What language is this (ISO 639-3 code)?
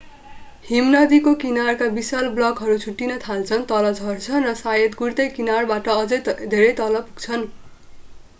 nep